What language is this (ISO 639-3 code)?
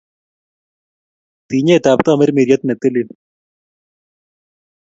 kln